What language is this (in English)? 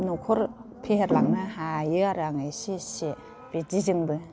Bodo